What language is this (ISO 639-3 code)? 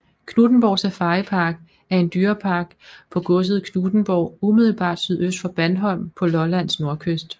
dan